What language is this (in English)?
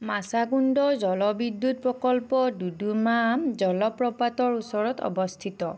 Assamese